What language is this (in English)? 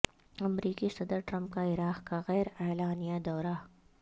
Urdu